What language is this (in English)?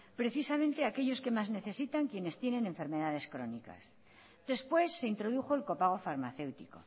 Spanish